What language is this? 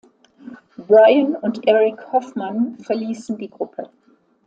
German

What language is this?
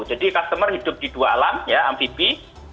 Indonesian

